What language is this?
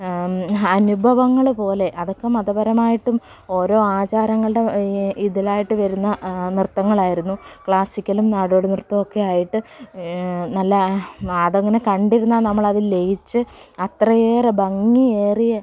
Malayalam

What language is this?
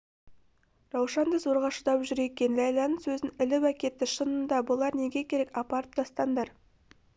Kazakh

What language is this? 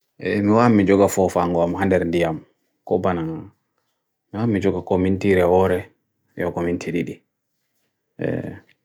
Bagirmi Fulfulde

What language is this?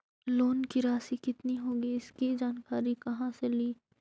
Magahi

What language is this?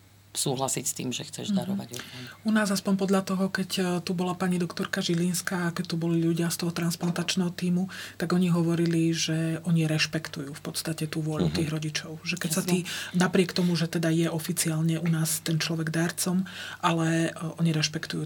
Slovak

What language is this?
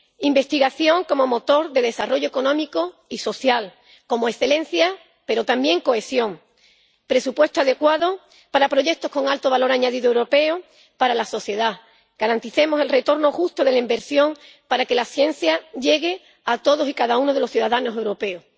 Spanish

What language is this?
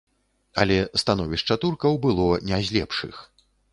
Belarusian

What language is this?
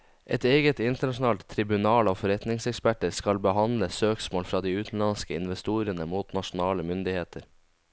Norwegian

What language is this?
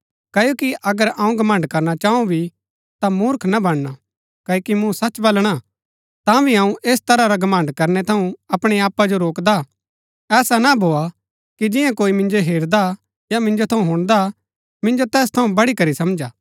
Gaddi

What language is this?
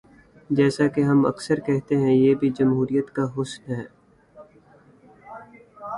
Urdu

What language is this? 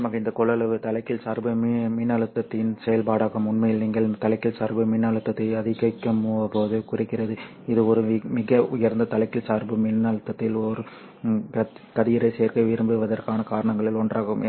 Tamil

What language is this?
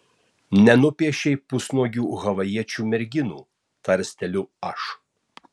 Lithuanian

